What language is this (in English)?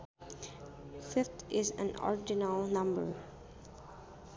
Sundanese